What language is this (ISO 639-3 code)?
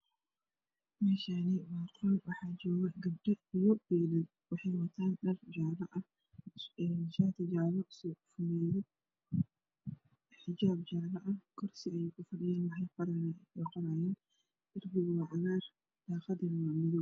som